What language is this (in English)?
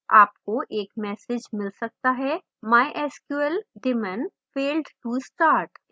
Hindi